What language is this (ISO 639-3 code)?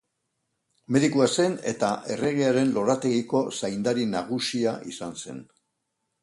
eus